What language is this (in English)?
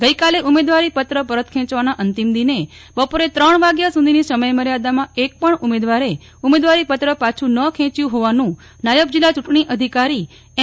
Gujarati